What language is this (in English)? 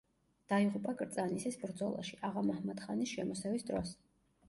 Georgian